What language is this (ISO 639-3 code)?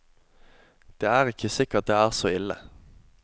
nor